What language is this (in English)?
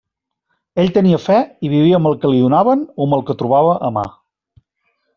Catalan